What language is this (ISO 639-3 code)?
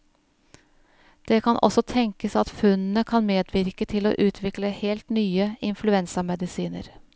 nor